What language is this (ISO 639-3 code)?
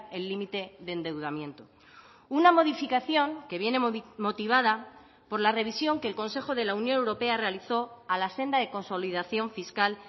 spa